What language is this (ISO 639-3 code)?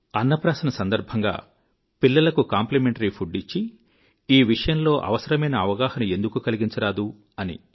tel